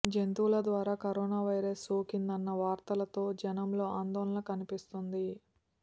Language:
Telugu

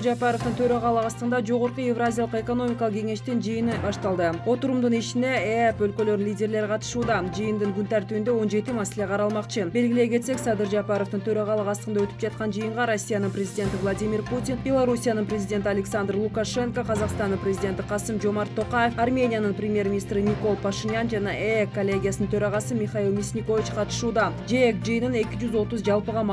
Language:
Turkish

